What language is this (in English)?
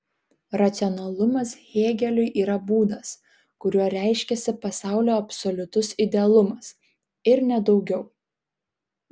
Lithuanian